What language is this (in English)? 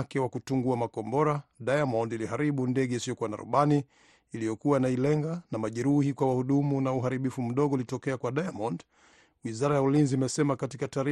Swahili